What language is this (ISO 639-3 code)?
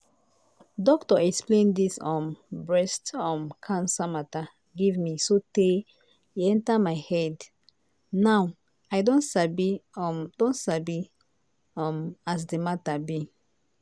pcm